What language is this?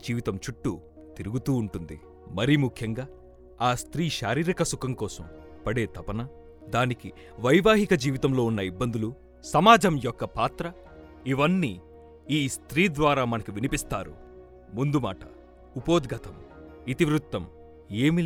Telugu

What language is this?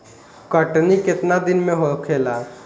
Bhojpuri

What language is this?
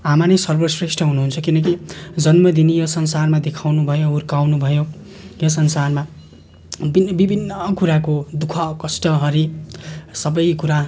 Nepali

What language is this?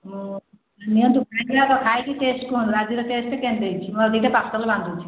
Odia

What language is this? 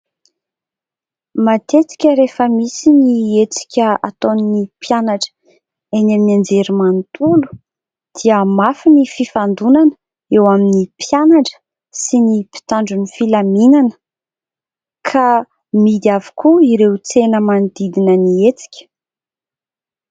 Malagasy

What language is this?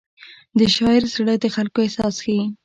Pashto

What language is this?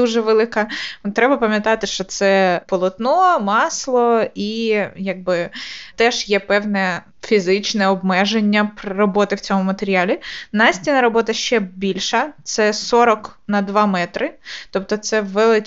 Ukrainian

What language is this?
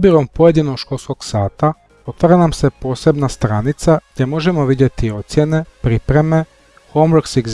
Croatian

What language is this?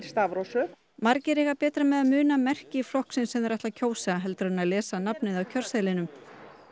Icelandic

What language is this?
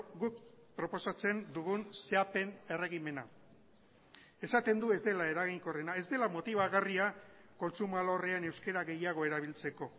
Basque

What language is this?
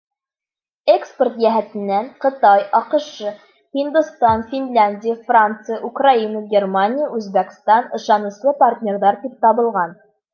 Bashkir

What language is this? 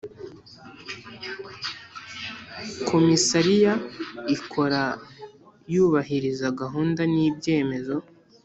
Kinyarwanda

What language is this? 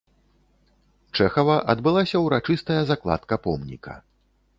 Belarusian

